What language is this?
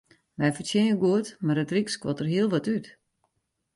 Western Frisian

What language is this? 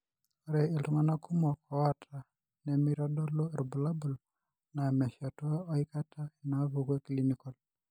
Masai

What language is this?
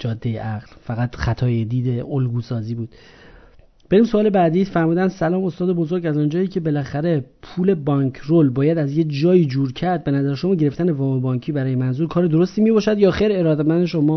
Persian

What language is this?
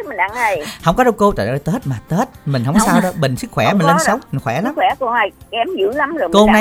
Vietnamese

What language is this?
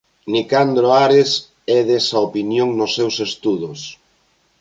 Galician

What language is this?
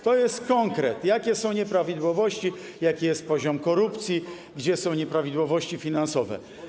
Polish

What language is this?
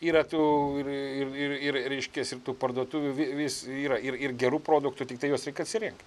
Lithuanian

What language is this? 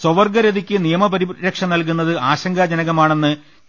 Malayalam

